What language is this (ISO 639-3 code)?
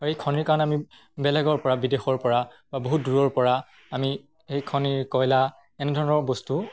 asm